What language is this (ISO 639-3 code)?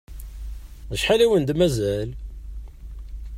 kab